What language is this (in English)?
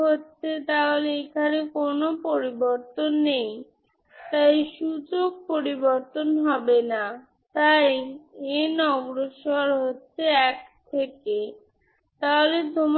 Bangla